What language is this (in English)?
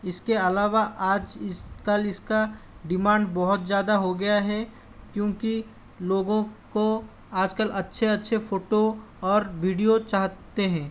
Hindi